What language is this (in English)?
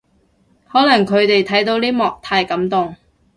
Cantonese